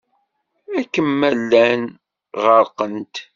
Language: Kabyle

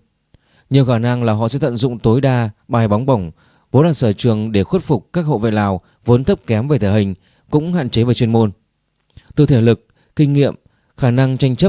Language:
Vietnamese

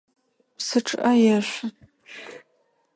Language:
Adyghe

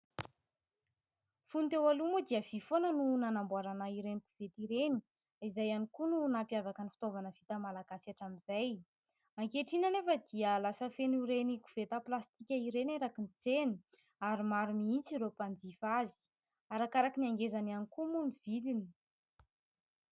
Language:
Malagasy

